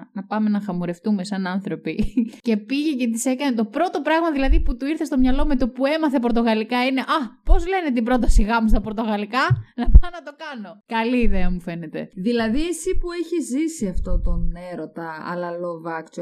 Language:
Greek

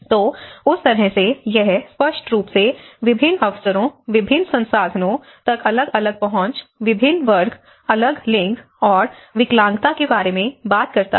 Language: Hindi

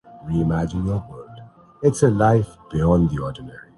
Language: Urdu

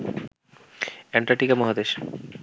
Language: Bangla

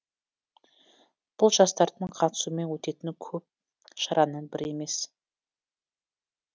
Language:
Kazakh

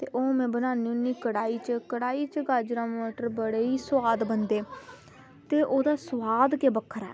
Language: Dogri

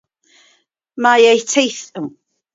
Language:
Welsh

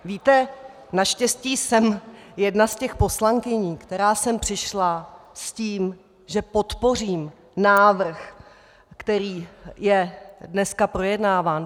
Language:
Czech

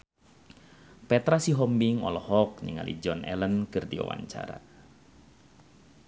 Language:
Sundanese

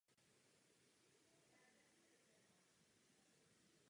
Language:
Czech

